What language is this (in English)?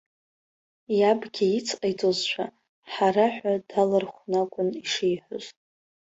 Abkhazian